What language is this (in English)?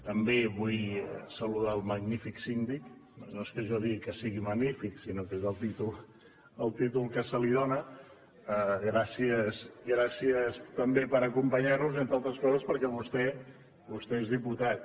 Catalan